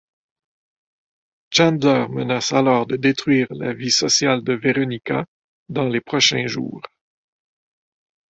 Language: French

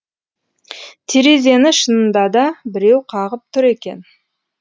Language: Kazakh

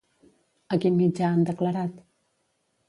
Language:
Catalan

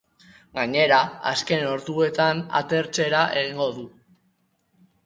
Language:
Basque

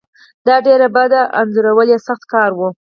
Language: Pashto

